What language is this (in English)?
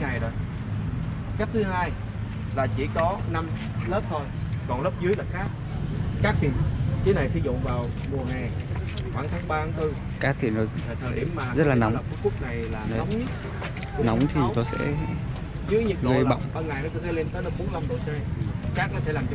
Vietnamese